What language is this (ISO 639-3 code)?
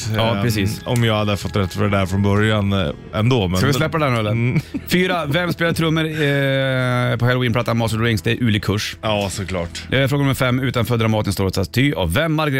swe